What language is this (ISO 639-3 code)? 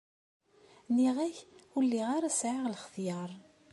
kab